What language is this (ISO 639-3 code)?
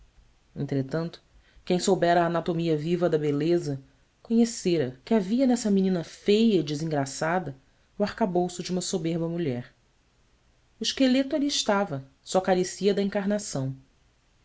por